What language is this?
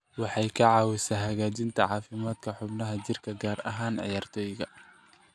Somali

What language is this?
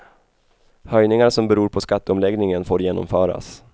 Swedish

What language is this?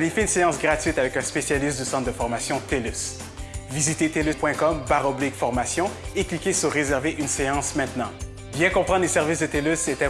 French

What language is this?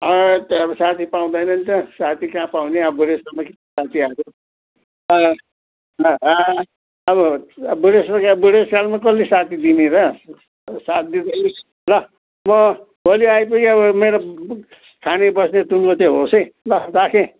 Nepali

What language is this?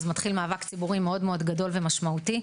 Hebrew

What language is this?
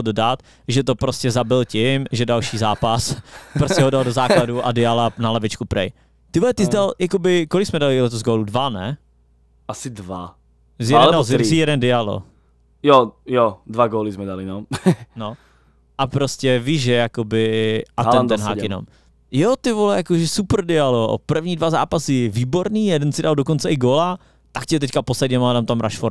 Czech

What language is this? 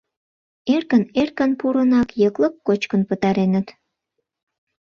Mari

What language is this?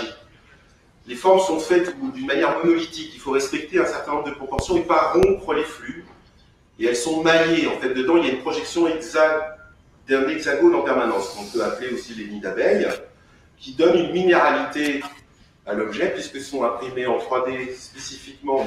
French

